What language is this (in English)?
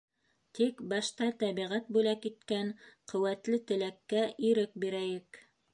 Bashkir